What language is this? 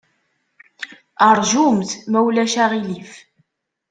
Kabyle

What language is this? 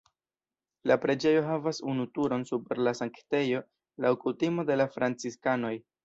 Esperanto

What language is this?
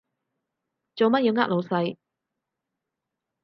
Cantonese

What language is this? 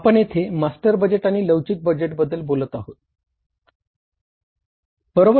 Marathi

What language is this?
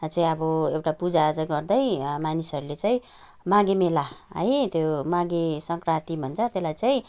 Nepali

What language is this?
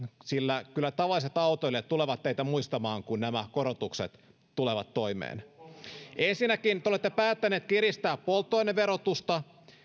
Finnish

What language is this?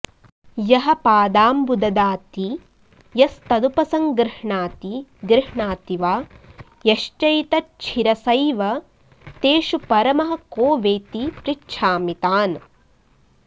Sanskrit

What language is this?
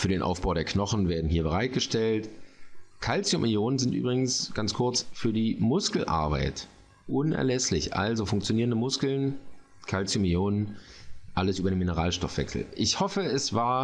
German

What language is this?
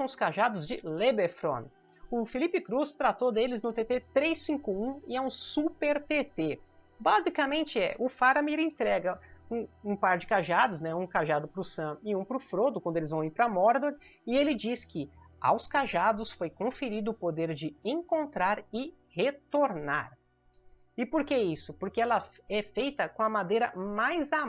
Portuguese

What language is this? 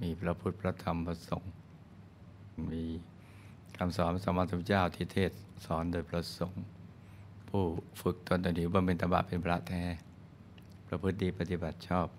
Thai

